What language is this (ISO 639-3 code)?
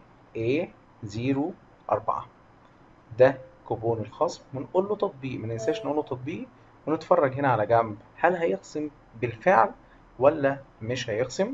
ara